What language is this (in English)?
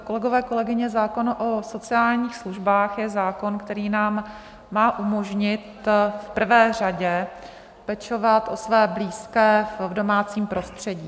Czech